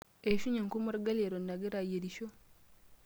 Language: Masai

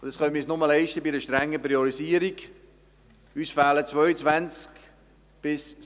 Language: Swiss German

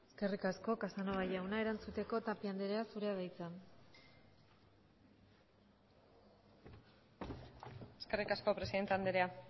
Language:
Basque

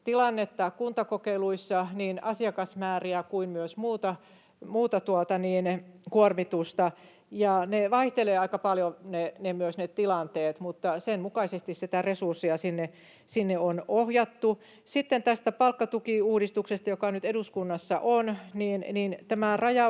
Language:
Finnish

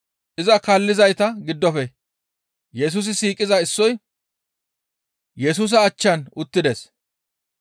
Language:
Gamo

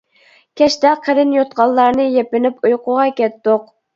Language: Uyghur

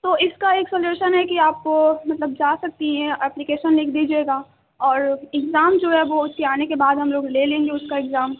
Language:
Urdu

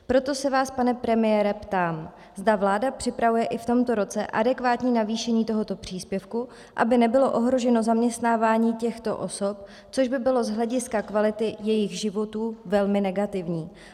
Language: Czech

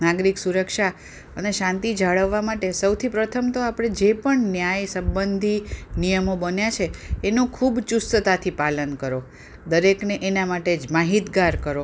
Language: Gujarati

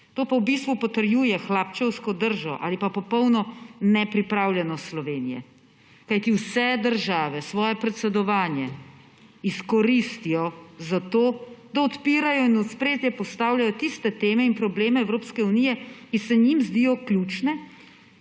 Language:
Slovenian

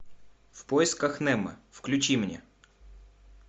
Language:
Russian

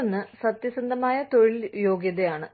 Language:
Malayalam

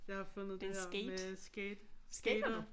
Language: Danish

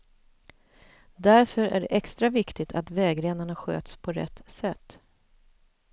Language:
Swedish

